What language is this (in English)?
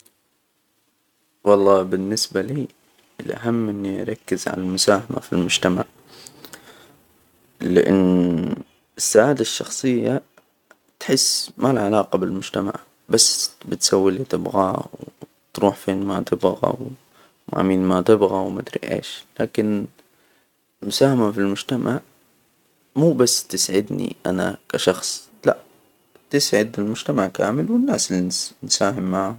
Hijazi Arabic